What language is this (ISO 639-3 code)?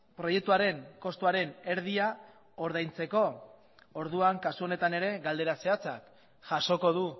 eus